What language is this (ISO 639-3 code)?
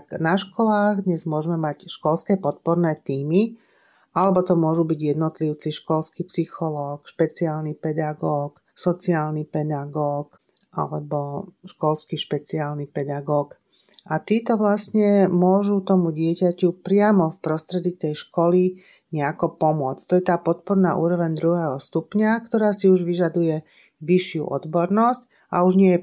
slk